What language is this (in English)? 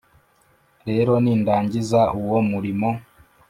Kinyarwanda